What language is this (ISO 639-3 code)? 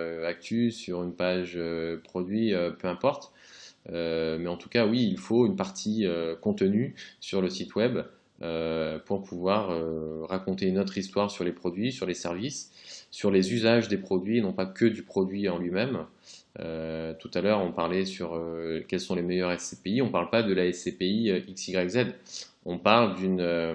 fra